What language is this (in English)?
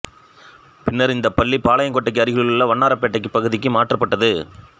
Tamil